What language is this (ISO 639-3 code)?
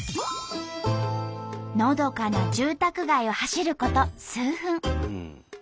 jpn